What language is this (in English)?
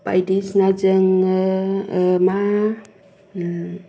Bodo